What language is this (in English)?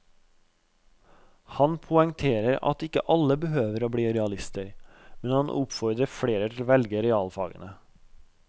Norwegian